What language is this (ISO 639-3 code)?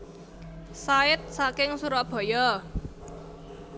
jav